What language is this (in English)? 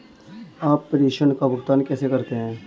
Hindi